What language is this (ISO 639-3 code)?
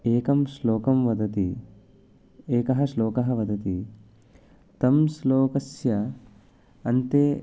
san